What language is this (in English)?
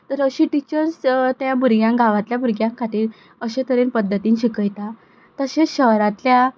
Konkani